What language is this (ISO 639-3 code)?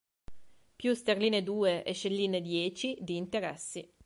ita